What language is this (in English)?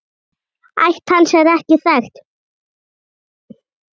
Icelandic